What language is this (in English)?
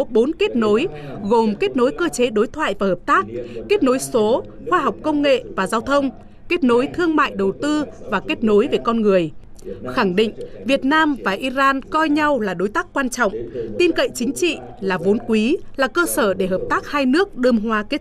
Vietnamese